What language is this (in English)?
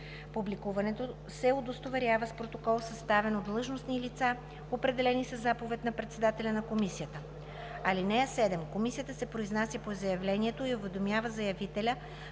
Bulgarian